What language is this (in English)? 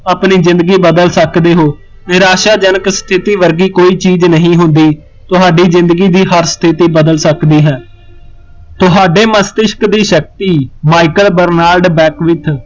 Punjabi